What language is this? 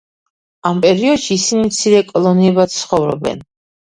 Georgian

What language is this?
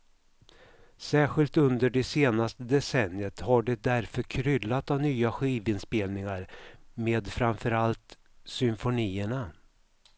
Swedish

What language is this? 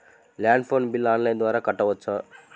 Telugu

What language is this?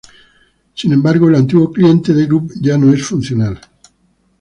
Spanish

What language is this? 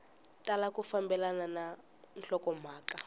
Tsonga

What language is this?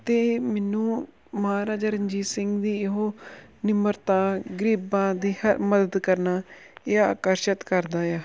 Punjabi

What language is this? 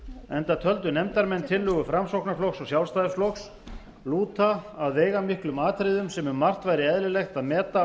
Icelandic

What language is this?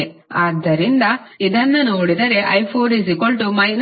Kannada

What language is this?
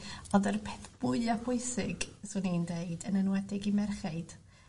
Welsh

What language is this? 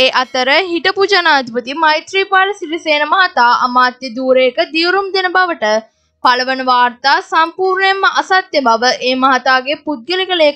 Turkish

